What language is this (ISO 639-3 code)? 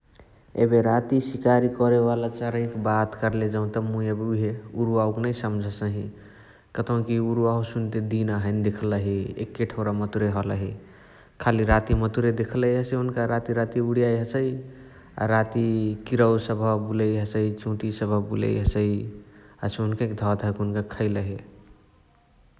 the